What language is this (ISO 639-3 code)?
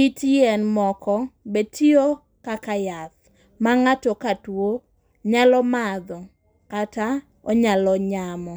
luo